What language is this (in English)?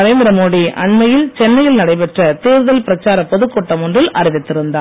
Tamil